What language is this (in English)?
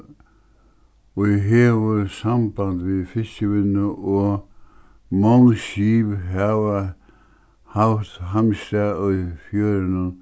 Faroese